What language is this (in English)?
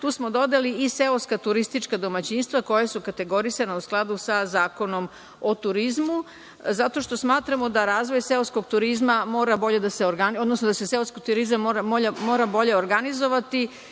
Serbian